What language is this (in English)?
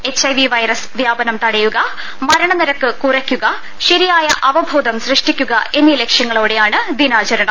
Malayalam